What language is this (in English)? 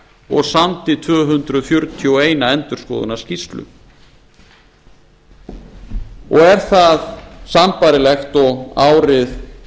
Icelandic